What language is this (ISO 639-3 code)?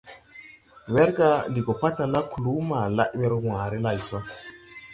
tui